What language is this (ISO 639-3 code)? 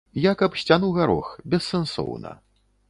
bel